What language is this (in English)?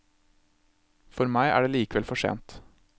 Norwegian